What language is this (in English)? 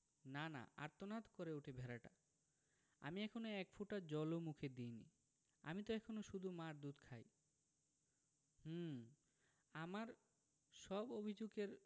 Bangla